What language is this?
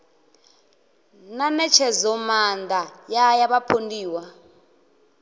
Venda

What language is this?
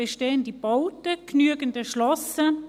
Swiss German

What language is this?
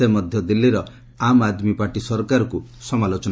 Odia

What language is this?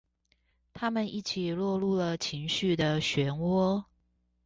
Chinese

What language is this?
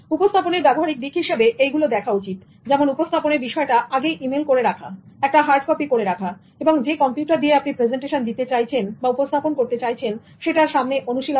Bangla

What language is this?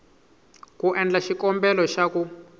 Tsonga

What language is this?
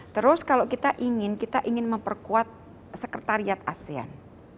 Indonesian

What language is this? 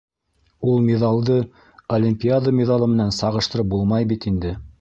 Bashkir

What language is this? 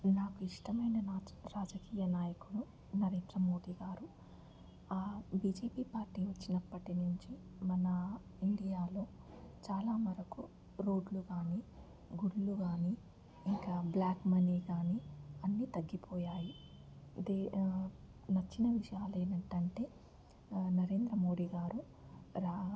Telugu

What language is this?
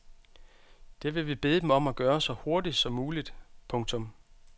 Danish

